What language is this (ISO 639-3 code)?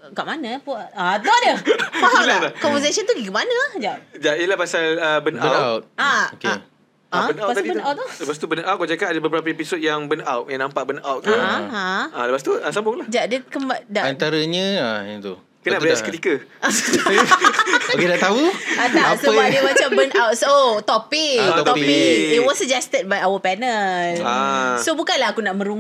msa